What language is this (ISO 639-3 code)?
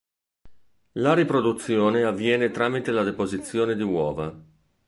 ita